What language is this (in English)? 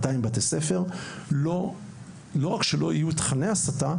Hebrew